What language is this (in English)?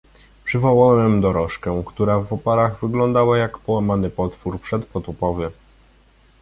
Polish